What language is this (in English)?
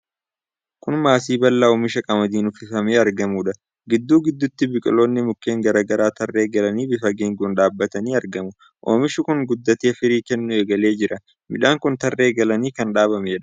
Oromo